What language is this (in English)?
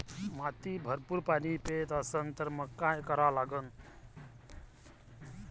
Marathi